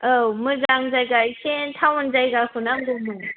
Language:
Bodo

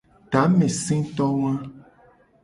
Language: Gen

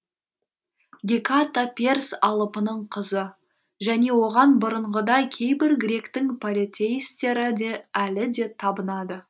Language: Kazakh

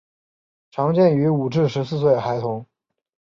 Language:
Chinese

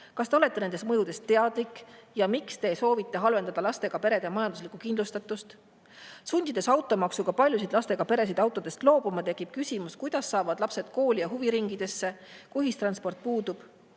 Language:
Estonian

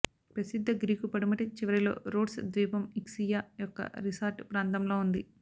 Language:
Telugu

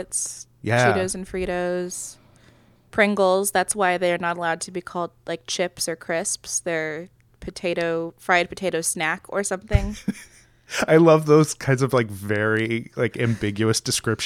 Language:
English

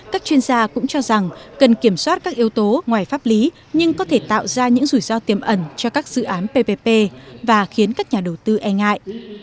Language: Vietnamese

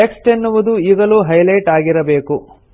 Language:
Kannada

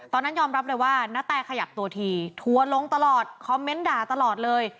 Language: Thai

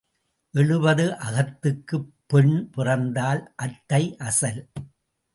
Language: Tamil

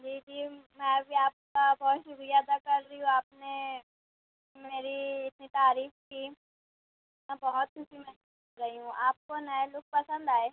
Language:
Urdu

